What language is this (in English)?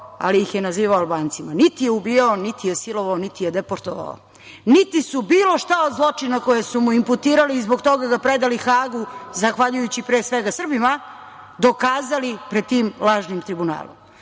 Serbian